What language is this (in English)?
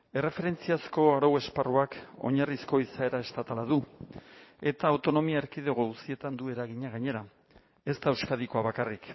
Basque